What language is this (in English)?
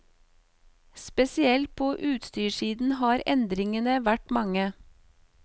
Norwegian